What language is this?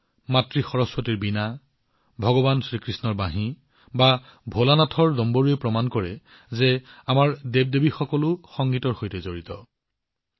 Assamese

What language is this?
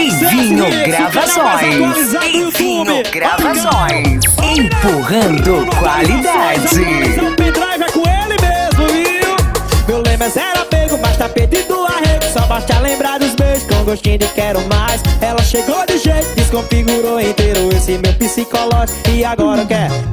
Portuguese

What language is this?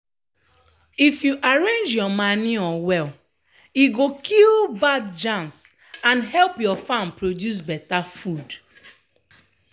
Nigerian Pidgin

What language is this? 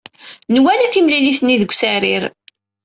Kabyle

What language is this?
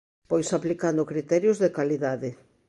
Galician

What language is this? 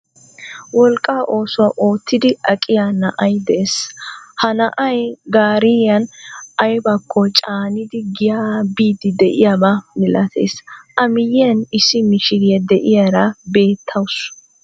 Wolaytta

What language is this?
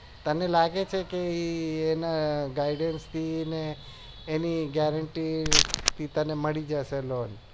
Gujarati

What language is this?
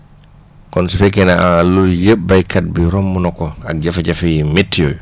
Wolof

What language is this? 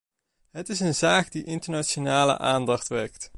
Dutch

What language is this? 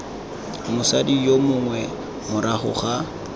Tswana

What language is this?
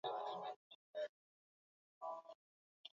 Swahili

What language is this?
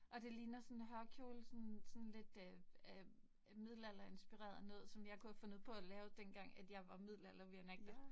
Danish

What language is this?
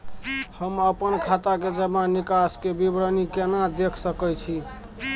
Maithili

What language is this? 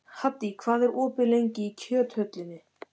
Icelandic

